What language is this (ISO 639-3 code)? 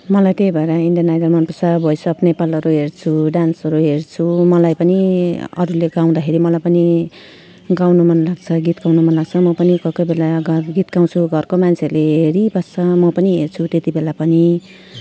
nep